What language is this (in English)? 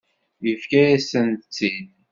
Kabyle